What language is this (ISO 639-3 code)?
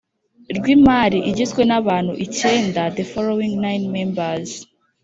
kin